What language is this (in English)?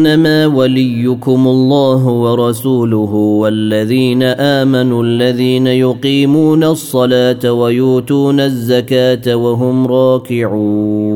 Arabic